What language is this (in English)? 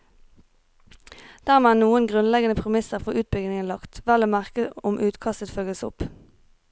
Norwegian